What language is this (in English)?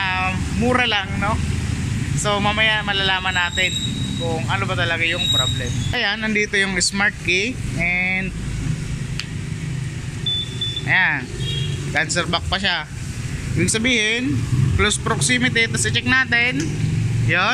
Filipino